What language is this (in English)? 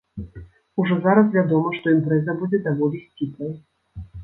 Belarusian